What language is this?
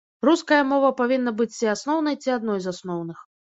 Belarusian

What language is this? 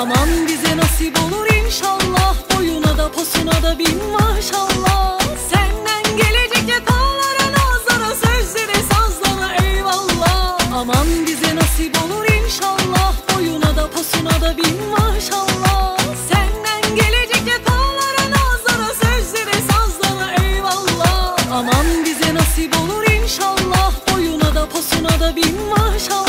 Turkish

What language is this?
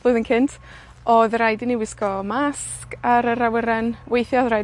Welsh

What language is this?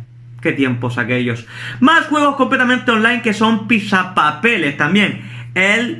Spanish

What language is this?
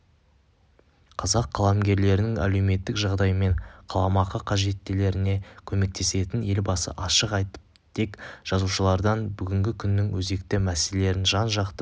Kazakh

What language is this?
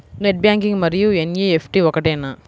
Telugu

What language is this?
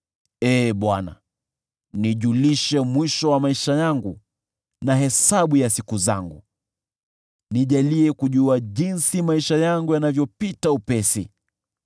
Swahili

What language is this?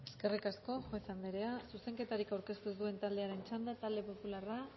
Basque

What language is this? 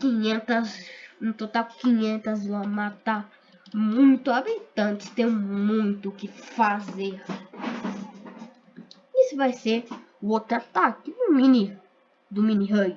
Portuguese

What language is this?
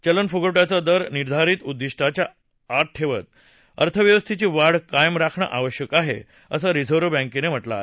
Marathi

